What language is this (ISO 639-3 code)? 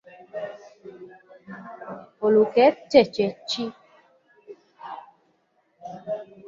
lug